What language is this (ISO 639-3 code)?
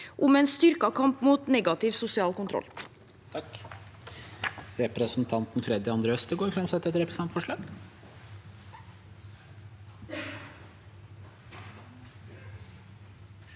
nor